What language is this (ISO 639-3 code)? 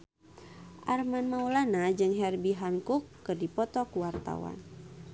sun